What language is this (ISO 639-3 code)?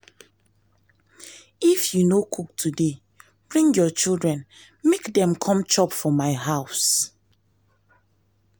pcm